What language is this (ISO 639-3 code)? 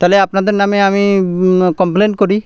ben